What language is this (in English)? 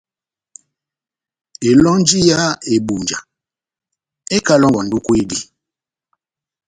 Batanga